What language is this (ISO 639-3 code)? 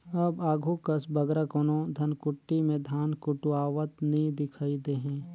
hne